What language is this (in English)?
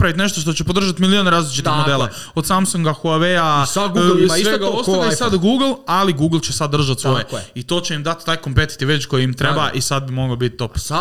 Croatian